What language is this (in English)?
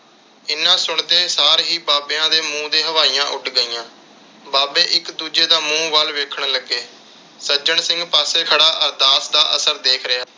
Punjabi